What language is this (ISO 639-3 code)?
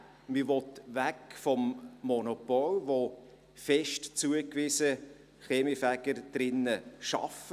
gsw